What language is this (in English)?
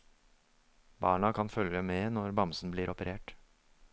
Norwegian